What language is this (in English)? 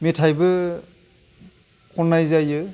Bodo